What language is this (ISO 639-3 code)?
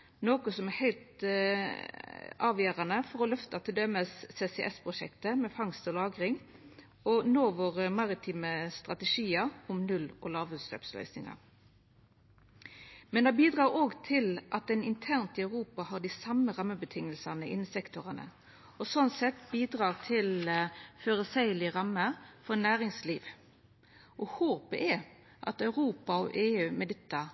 nno